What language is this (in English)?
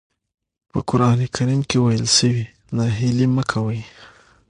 Pashto